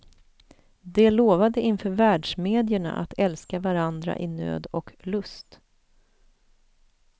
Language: Swedish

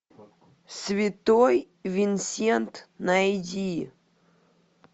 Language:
Russian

